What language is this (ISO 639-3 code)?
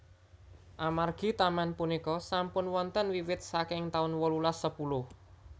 jav